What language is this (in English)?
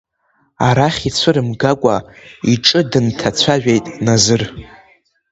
Abkhazian